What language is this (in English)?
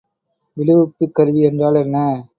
Tamil